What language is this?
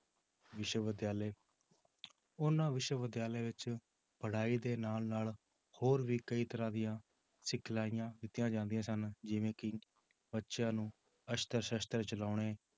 Punjabi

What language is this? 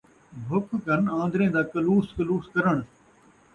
Saraiki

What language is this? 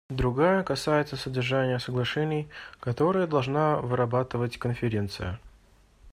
Russian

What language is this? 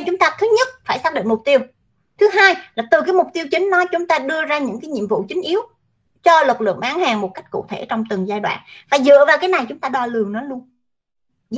Vietnamese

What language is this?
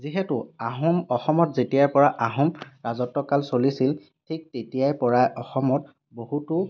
Assamese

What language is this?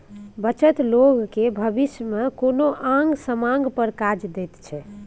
Maithili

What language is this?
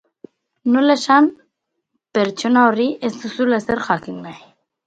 Basque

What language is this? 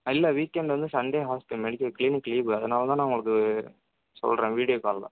Tamil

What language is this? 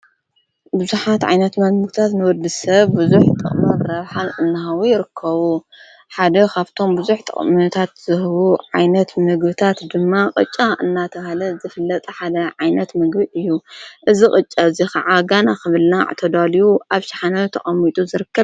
Tigrinya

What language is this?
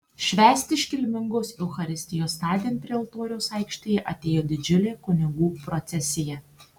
Lithuanian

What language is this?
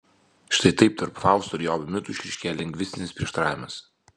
Lithuanian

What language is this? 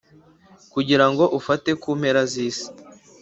Kinyarwanda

